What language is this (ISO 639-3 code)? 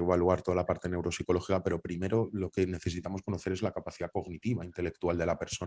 spa